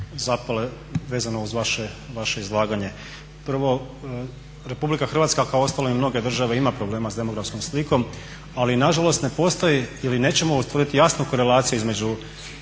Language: Croatian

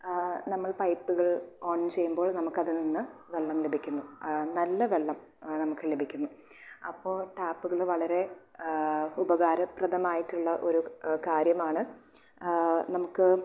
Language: Malayalam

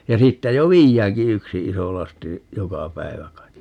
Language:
Finnish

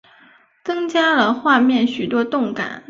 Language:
Chinese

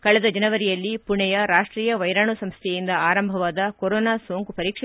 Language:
Kannada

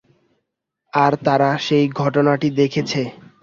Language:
Bangla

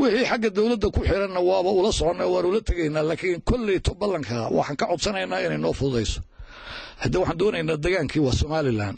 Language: Arabic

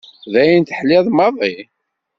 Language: Kabyle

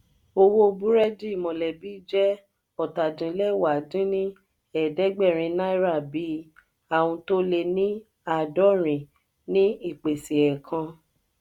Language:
Yoruba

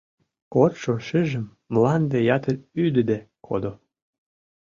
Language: Mari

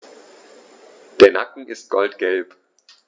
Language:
German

